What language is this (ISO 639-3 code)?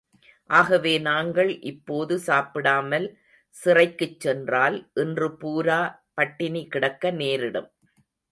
tam